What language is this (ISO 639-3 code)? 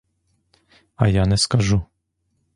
ukr